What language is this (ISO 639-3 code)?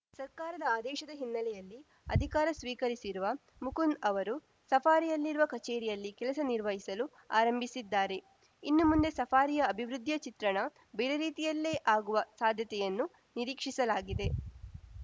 kan